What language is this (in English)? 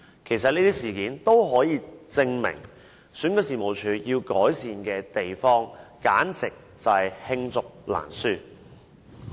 Cantonese